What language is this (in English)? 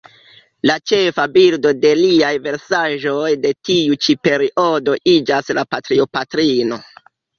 Esperanto